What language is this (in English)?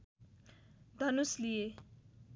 Nepali